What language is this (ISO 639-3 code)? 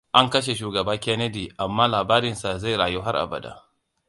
hau